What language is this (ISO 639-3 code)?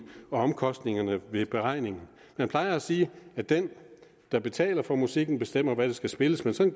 dan